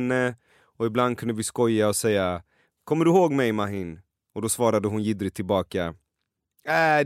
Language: Swedish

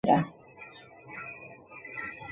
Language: Georgian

